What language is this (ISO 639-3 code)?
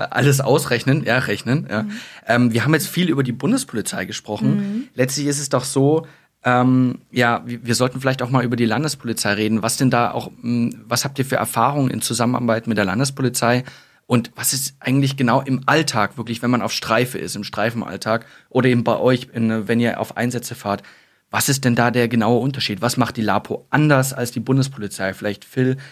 deu